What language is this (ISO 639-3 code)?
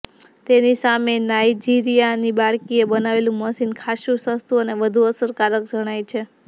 guj